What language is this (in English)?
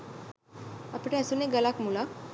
Sinhala